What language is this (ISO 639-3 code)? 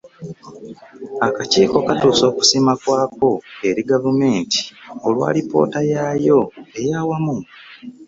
lug